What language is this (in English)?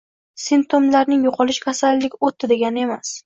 Uzbek